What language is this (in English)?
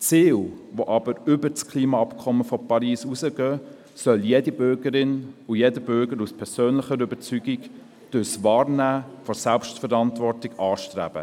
Swiss German